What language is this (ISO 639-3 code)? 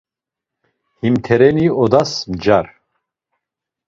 lzz